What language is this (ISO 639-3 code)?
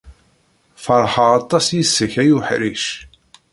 kab